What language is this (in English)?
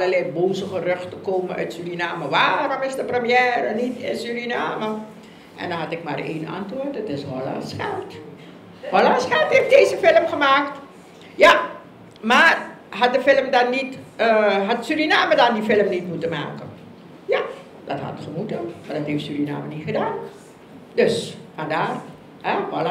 Dutch